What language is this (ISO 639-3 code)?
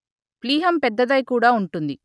tel